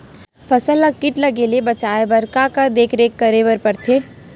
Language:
Chhattisgarhi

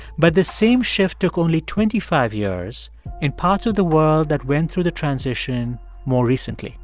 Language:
English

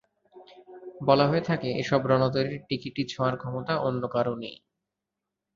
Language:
Bangla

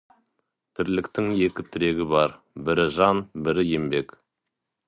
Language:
Kazakh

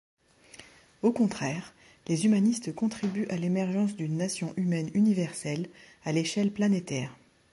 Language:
French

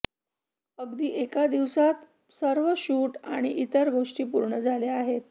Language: Marathi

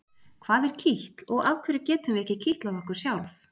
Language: Icelandic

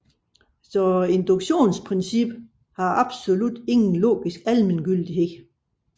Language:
Danish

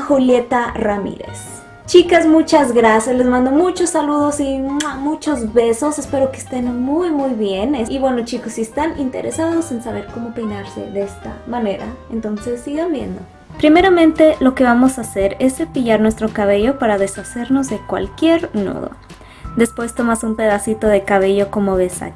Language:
Spanish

